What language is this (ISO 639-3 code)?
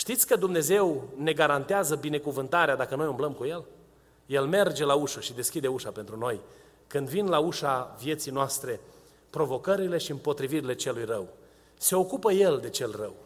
ron